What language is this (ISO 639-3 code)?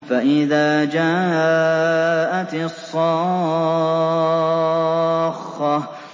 ara